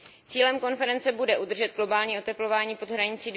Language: Czech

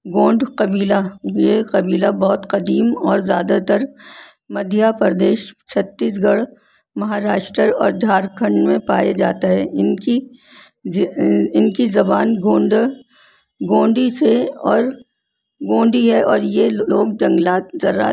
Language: Urdu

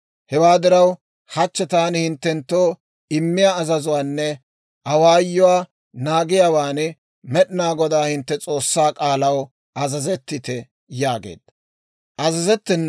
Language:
Dawro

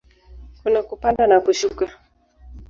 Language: Swahili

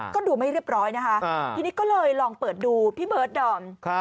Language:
Thai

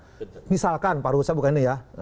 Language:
Indonesian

